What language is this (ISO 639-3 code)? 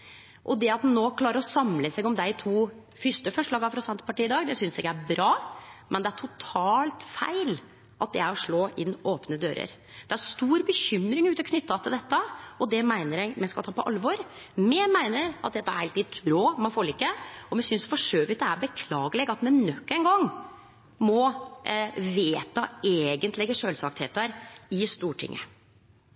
nno